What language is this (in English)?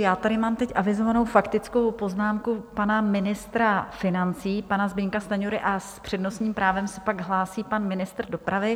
Czech